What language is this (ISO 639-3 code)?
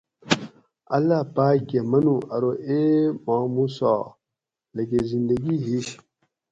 gwc